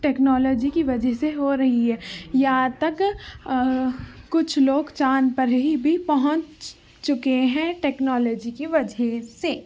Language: Urdu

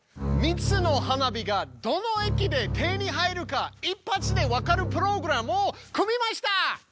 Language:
Japanese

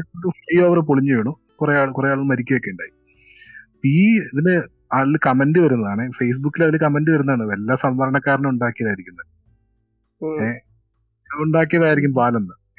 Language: Malayalam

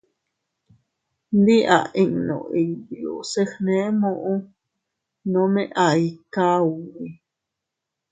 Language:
Teutila Cuicatec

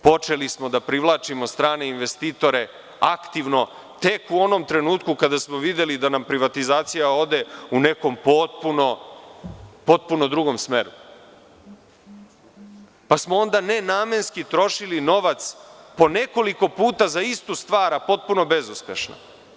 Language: Serbian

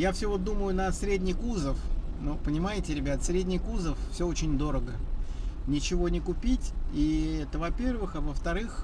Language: Russian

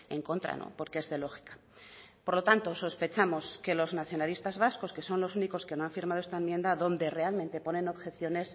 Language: Spanish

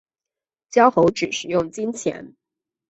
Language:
Chinese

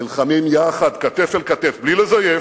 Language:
Hebrew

